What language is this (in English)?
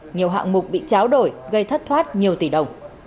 Vietnamese